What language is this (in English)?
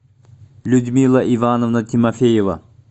Russian